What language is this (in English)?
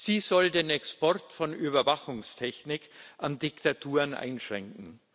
German